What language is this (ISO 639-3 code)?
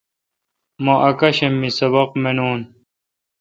xka